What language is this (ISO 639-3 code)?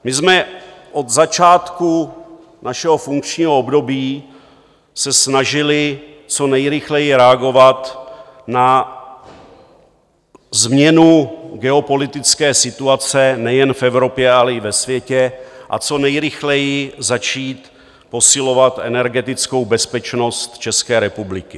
ces